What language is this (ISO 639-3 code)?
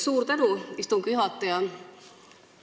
est